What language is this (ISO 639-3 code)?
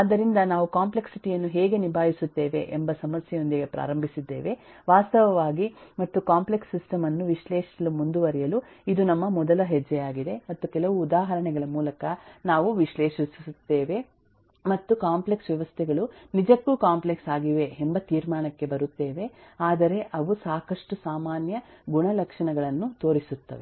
kan